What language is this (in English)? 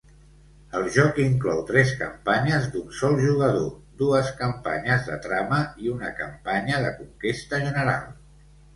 Catalan